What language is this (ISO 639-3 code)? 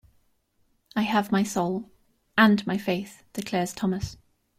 eng